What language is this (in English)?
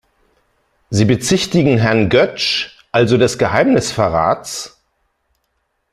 German